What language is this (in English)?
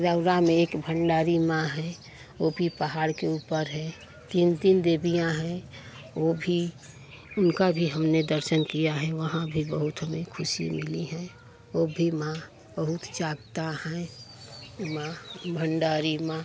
Hindi